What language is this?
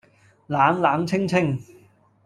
Cantonese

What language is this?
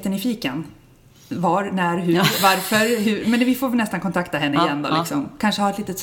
Swedish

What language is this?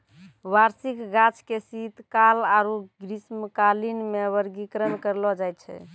Maithili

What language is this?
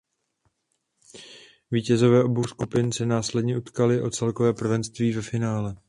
Czech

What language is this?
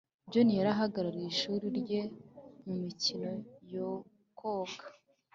Kinyarwanda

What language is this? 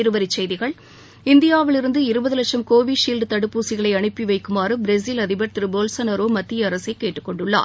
Tamil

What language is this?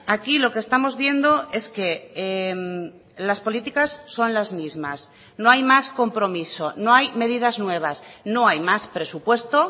Spanish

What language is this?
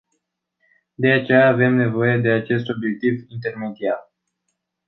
Romanian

